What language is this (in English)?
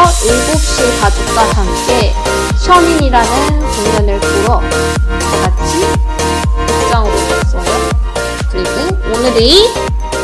Korean